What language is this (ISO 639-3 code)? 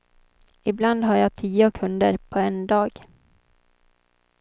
swe